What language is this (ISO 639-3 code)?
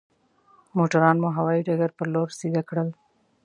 pus